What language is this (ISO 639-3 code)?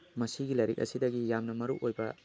mni